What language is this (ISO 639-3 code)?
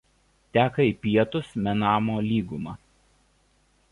lit